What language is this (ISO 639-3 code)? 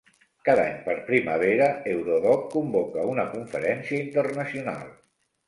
cat